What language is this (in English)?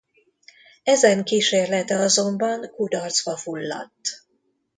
Hungarian